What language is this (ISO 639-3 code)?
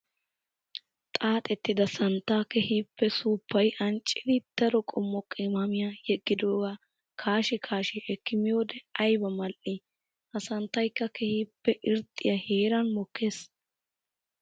wal